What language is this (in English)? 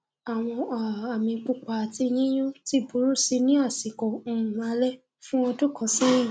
Yoruba